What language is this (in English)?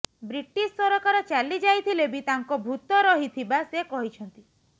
Odia